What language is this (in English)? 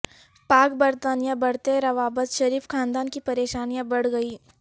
Urdu